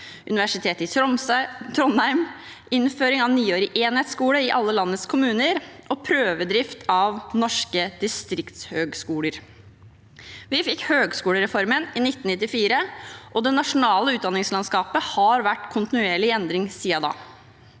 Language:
Norwegian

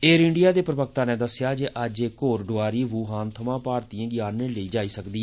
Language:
Dogri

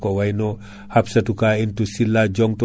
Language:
Fula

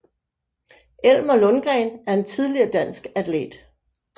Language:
Danish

